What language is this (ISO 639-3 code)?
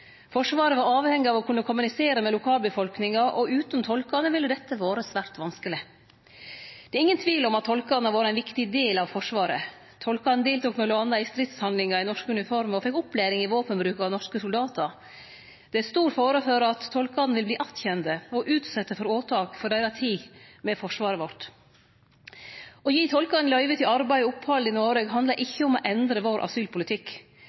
nno